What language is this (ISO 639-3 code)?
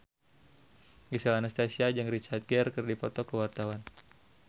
sun